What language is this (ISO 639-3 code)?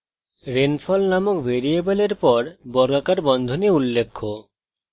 ben